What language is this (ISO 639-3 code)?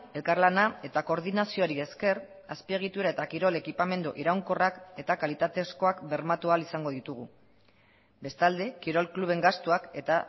eus